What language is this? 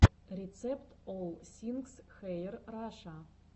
Russian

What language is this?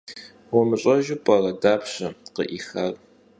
Kabardian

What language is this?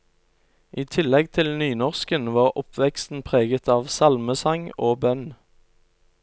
Norwegian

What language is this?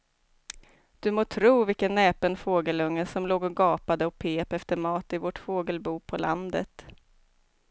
Swedish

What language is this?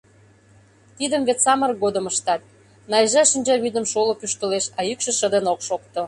Mari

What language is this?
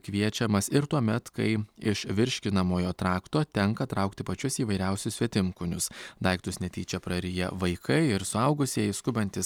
Lithuanian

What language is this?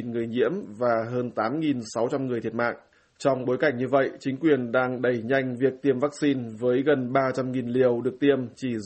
Vietnamese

